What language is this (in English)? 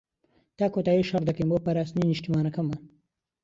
Central Kurdish